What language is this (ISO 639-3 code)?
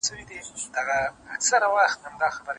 pus